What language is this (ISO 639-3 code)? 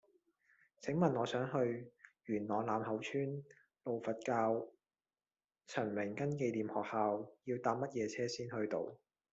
yue